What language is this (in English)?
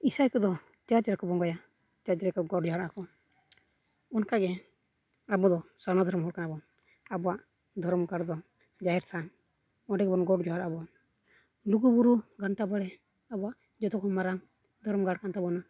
Santali